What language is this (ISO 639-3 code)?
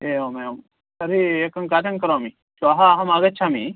san